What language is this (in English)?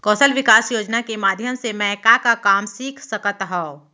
Chhattisgarhi